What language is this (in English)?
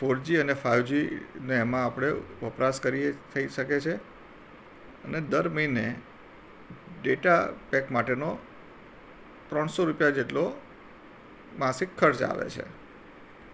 Gujarati